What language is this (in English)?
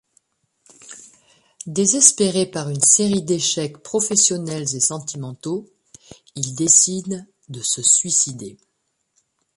French